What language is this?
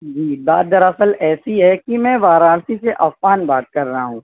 Urdu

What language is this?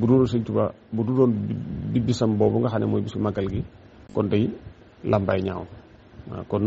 Arabic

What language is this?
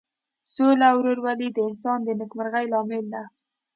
Pashto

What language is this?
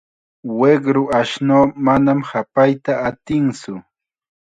Chiquián Ancash Quechua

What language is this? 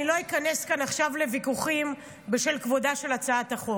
Hebrew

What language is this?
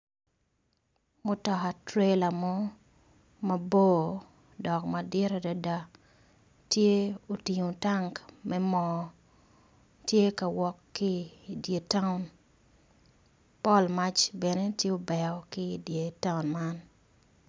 Acoli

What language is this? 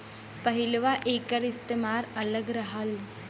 Bhojpuri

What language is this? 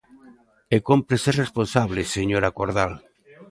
Galician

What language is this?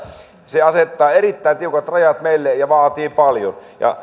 Finnish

